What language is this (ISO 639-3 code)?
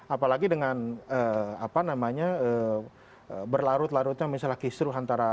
ind